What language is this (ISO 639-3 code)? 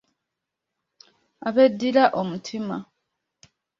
lug